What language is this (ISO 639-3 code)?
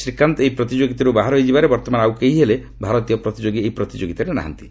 ori